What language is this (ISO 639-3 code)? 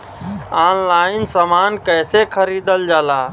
bho